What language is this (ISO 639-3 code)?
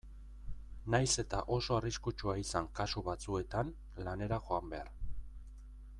eus